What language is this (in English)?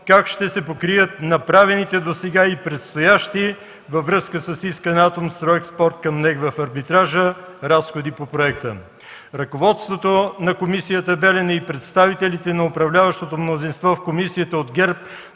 Bulgarian